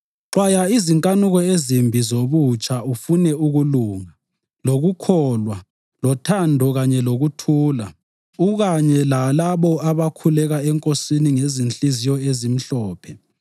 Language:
North Ndebele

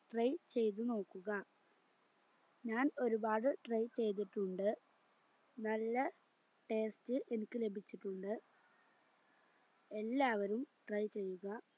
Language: Malayalam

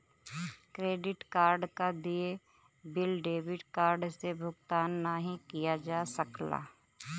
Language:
Bhojpuri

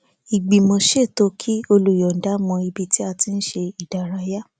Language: Yoruba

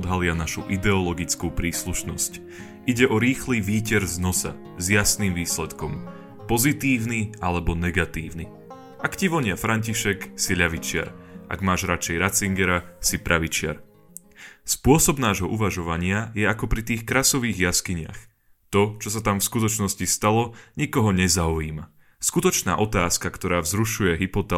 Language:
Slovak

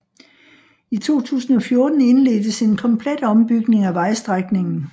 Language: Danish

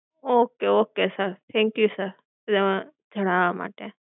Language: Gujarati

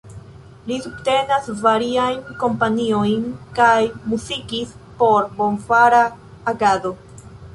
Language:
Esperanto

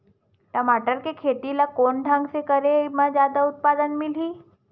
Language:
Chhattisgarhi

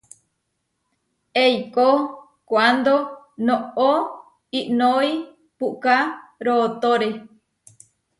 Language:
Huarijio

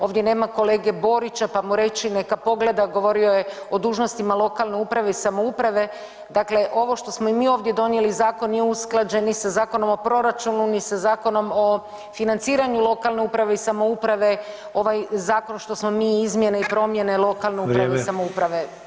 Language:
Croatian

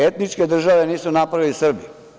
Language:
Serbian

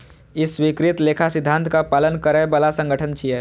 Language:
Maithili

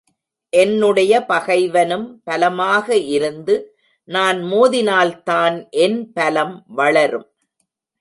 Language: Tamil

